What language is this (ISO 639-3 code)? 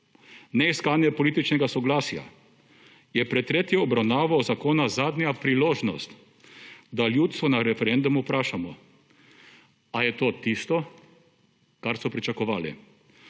slv